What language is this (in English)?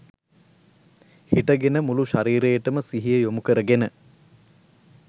Sinhala